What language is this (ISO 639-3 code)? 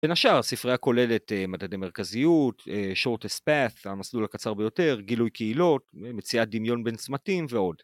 heb